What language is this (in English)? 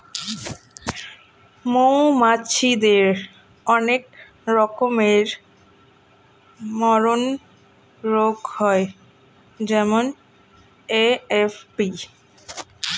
Bangla